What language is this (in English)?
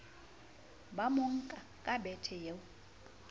Southern Sotho